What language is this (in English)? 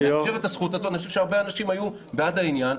Hebrew